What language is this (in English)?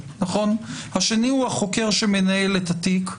Hebrew